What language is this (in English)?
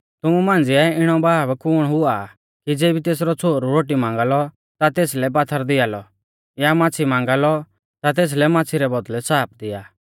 Mahasu Pahari